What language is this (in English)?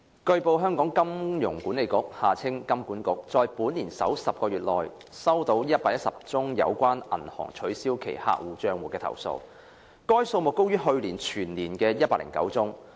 Cantonese